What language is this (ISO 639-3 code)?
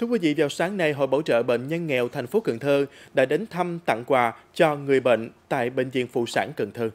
vie